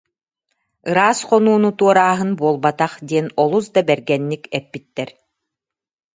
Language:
Yakut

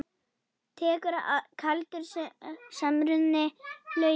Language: Icelandic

